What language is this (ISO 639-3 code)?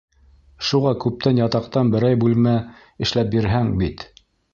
bak